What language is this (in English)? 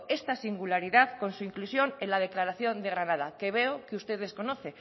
Spanish